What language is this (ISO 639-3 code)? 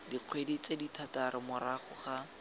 tsn